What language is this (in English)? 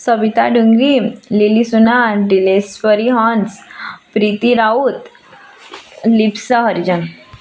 Odia